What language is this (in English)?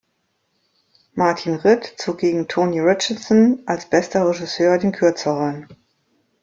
German